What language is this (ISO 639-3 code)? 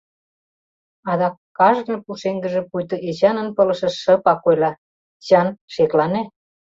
chm